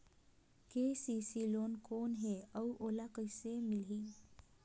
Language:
Chhattisgarhi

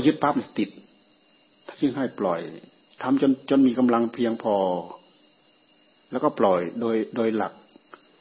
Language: Thai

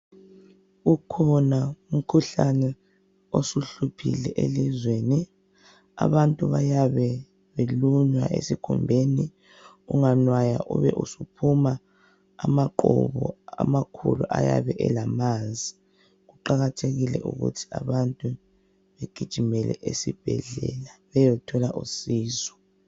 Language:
North Ndebele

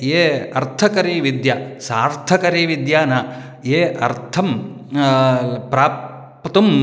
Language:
Sanskrit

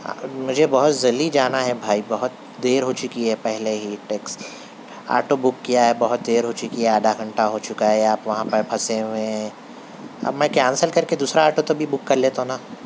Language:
Urdu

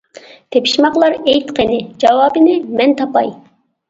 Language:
Uyghur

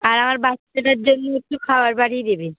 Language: Bangla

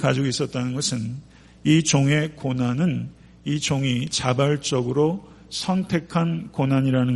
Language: Korean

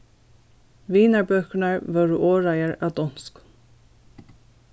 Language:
Faroese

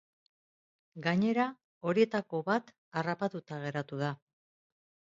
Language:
Basque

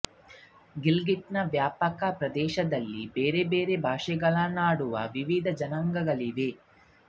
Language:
Kannada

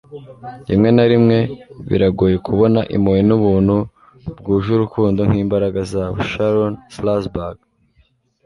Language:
Kinyarwanda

